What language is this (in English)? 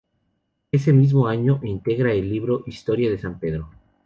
Spanish